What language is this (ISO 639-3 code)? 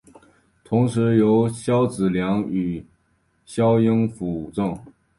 zho